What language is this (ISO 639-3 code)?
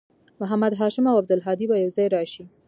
pus